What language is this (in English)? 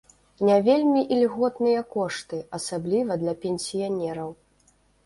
Belarusian